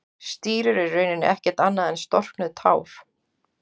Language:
Icelandic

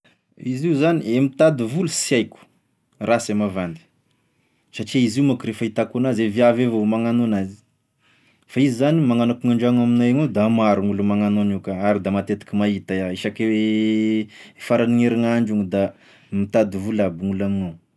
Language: Tesaka Malagasy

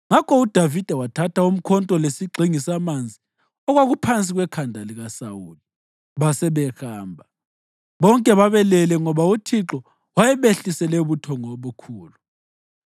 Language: North Ndebele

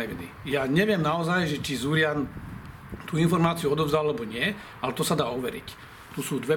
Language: Slovak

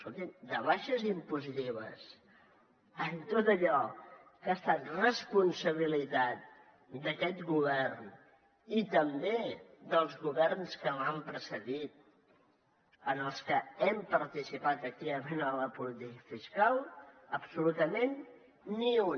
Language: Catalan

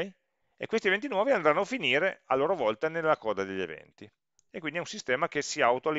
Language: Italian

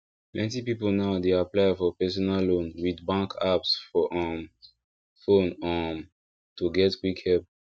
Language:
Nigerian Pidgin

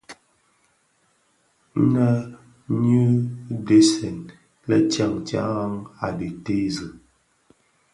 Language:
Bafia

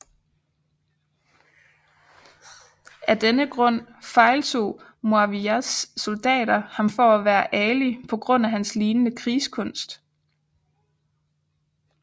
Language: Danish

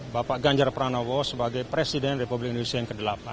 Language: Indonesian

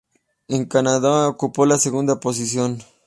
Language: Spanish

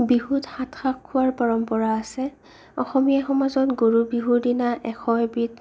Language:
Assamese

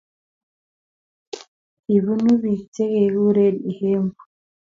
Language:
Kalenjin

